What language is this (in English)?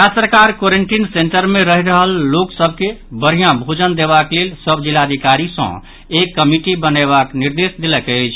Maithili